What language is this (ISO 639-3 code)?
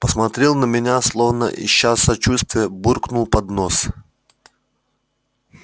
rus